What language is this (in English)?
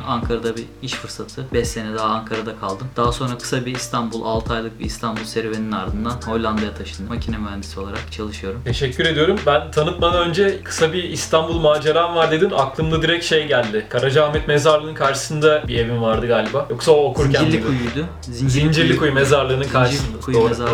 Turkish